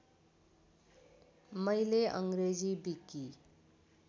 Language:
Nepali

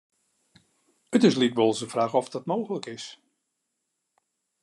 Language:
Western Frisian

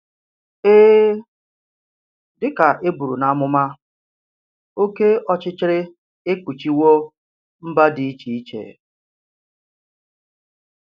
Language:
Igbo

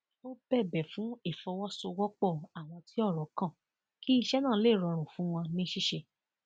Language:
Yoruba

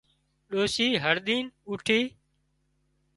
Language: Wadiyara Koli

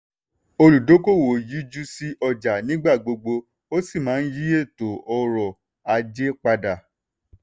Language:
Yoruba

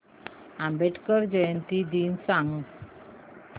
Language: Marathi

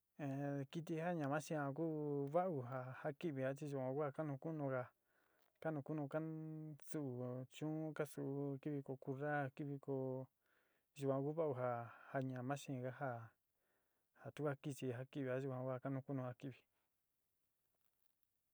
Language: Sinicahua Mixtec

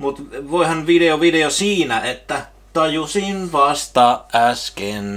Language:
Finnish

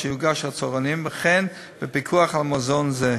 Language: Hebrew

